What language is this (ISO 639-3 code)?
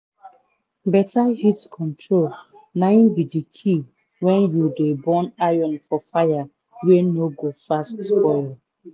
pcm